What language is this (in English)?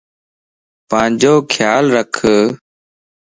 Lasi